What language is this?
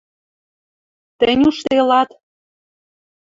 Western Mari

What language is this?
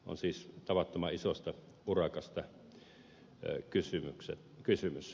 Finnish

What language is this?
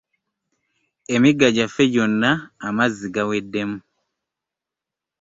Ganda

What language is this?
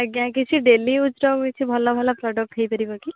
Odia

